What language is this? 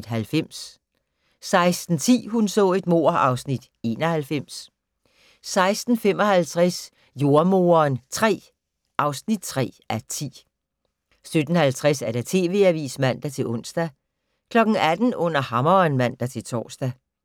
Danish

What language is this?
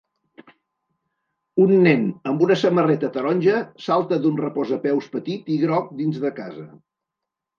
Catalan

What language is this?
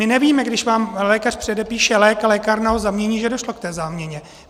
Czech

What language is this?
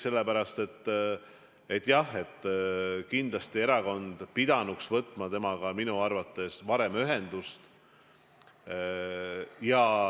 Estonian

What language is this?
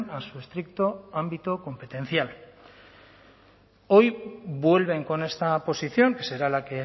Spanish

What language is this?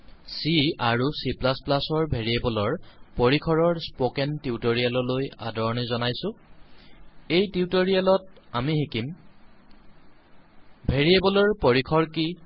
Assamese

